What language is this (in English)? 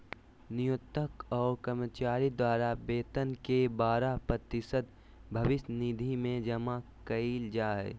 Magahi